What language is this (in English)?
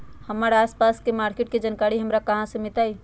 Magahi